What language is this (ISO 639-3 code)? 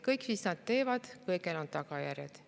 est